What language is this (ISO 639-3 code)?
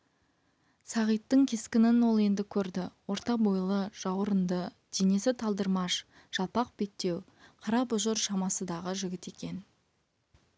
kaz